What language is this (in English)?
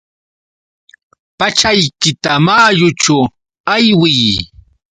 Yauyos Quechua